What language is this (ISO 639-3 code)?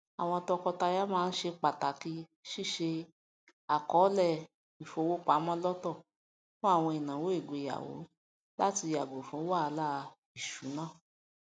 yor